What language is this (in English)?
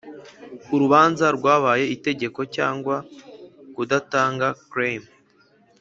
Kinyarwanda